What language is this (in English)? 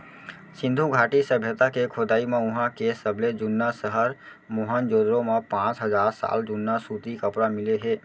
Chhattisgarhi